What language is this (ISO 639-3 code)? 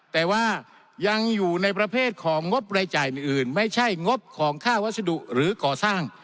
tha